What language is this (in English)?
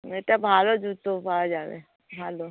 Bangla